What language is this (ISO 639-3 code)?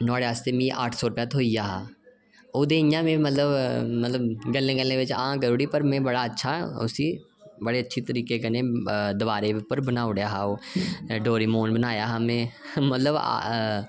doi